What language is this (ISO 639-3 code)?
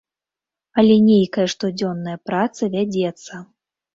bel